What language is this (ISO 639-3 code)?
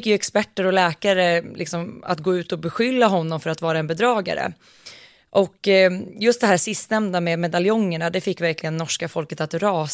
swe